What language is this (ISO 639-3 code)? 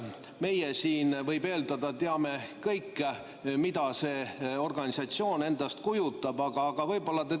est